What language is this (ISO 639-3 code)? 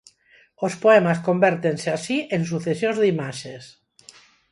glg